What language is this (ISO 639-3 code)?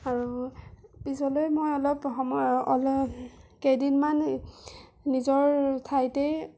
asm